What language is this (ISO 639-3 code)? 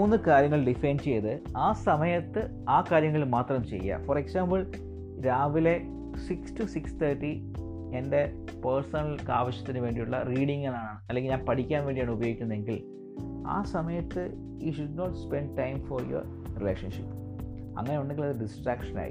mal